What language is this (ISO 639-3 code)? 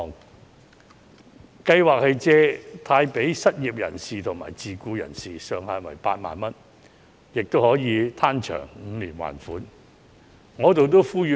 yue